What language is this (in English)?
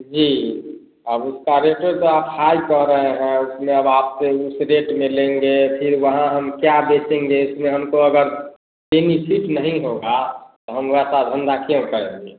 Hindi